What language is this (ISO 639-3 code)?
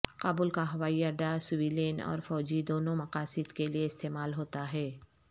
urd